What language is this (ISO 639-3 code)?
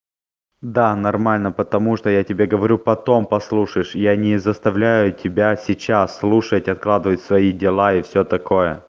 rus